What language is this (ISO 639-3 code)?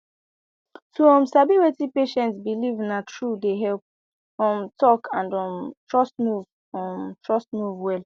pcm